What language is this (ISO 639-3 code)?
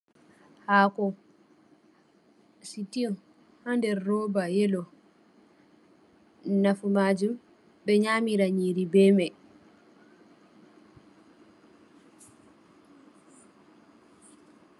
ful